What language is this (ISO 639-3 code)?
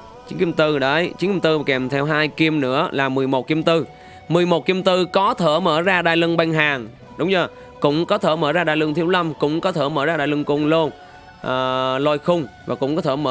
vie